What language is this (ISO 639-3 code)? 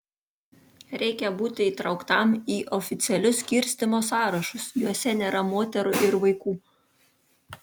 lit